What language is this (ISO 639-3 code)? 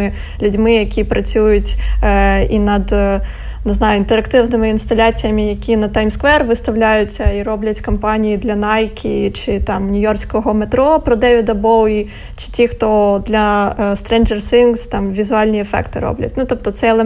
ukr